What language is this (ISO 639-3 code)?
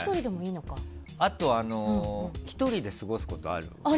jpn